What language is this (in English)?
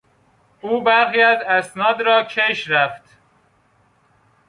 Persian